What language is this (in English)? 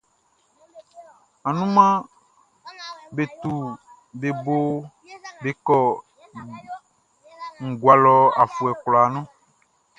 Baoulé